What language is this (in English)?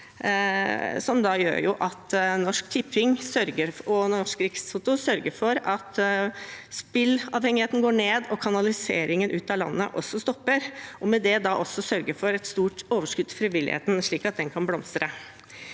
Norwegian